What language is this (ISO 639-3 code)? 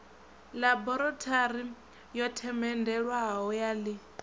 ven